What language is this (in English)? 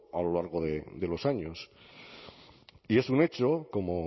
Spanish